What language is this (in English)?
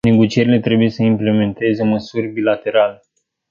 Romanian